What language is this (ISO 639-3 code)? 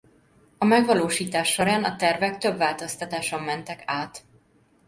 hun